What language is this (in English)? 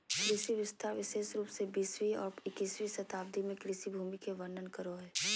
Magahi